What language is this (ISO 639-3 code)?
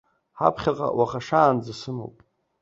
abk